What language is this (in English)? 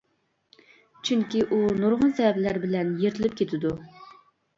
Uyghur